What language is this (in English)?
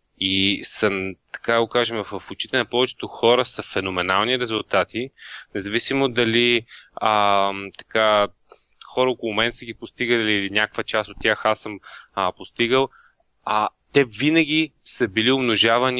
Bulgarian